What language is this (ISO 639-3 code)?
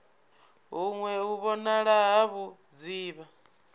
ven